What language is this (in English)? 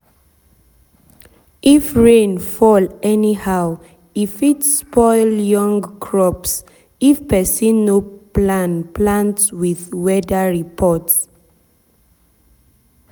Nigerian Pidgin